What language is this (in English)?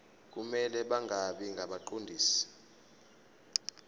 Zulu